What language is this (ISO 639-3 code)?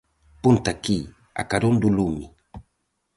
glg